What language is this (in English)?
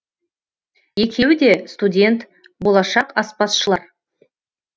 Kazakh